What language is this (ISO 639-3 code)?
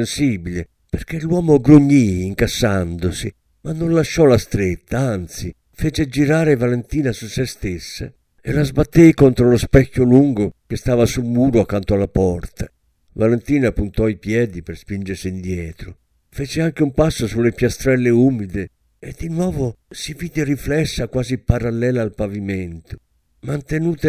ita